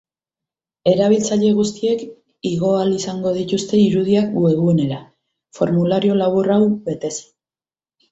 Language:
Basque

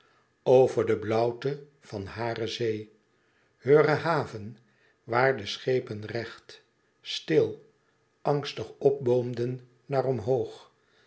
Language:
Dutch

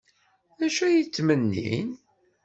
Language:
Kabyle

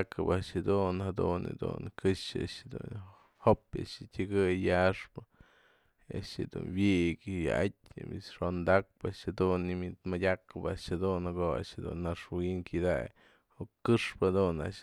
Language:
Mazatlán Mixe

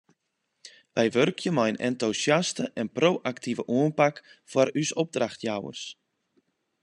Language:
Western Frisian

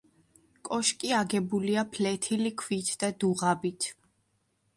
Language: Georgian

